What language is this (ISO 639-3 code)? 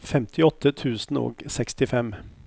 nor